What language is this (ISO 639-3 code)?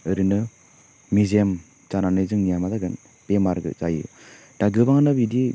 brx